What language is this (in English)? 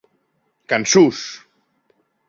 Occitan